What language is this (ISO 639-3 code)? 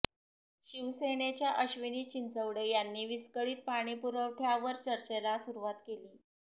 mar